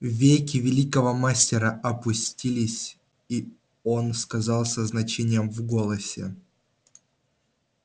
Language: Russian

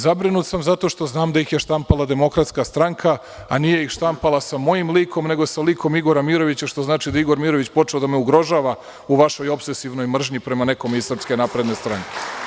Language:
Serbian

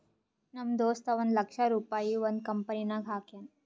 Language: Kannada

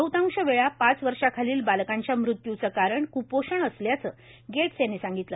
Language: Marathi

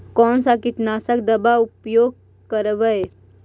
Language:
Magahi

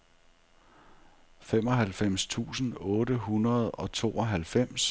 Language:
Danish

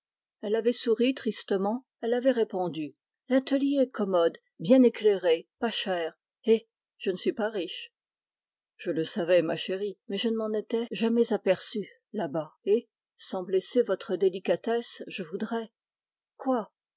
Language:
French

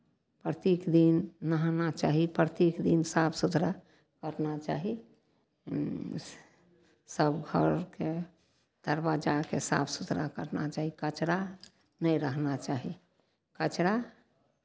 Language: Maithili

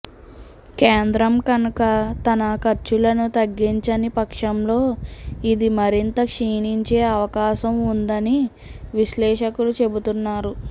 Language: Telugu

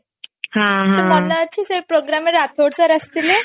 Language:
Odia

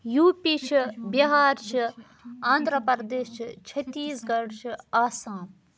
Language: Kashmiri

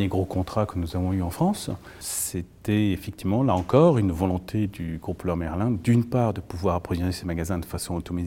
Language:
French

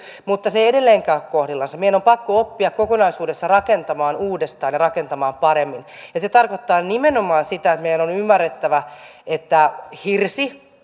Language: Finnish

